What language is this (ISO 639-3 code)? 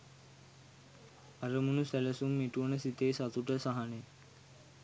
sin